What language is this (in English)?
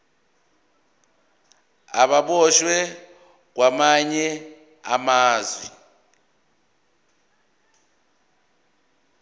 Zulu